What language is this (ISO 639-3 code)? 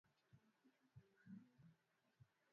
swa